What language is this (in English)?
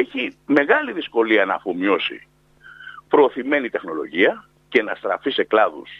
Greek